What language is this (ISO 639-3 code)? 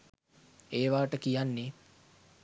sin